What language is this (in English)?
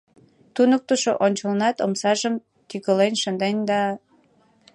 Mari